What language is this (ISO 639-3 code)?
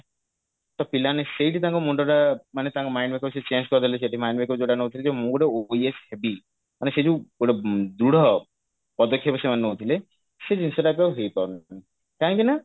ori